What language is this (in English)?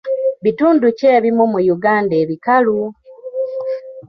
Ganda